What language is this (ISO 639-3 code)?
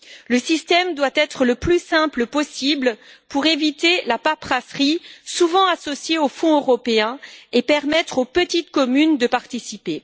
fra